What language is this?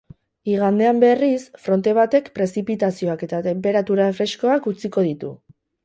Basque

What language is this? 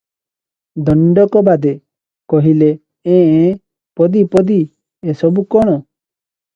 Odia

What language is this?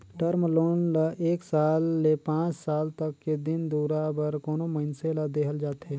Chhattisgarhi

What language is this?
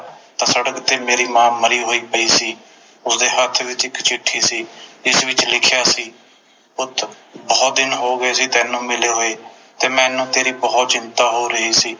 Punjabi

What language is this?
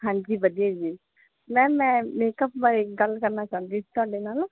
Punjabi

